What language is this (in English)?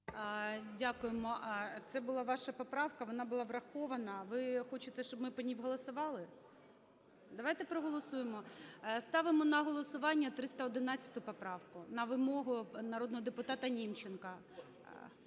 Ukrainian